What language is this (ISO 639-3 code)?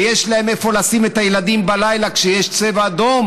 heb